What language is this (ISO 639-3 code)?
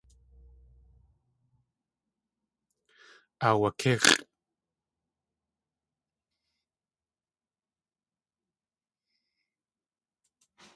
tli